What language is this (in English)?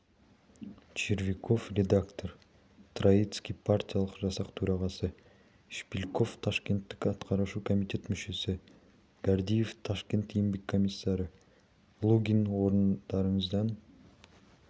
Kazakh